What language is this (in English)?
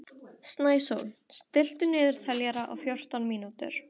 Icelandic